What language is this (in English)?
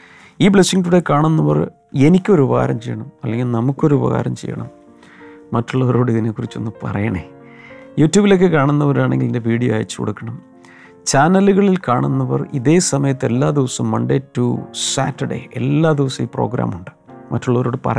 Malayalam